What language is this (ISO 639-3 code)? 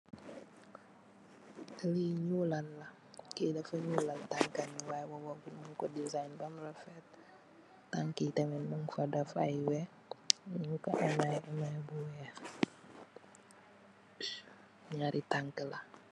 wol